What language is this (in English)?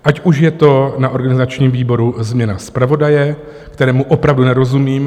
Czech